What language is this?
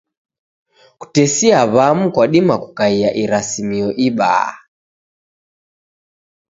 Taita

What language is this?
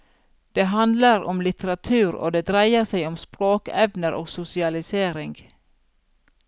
Norwegian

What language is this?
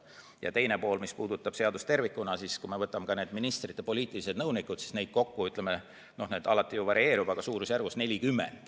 Estonian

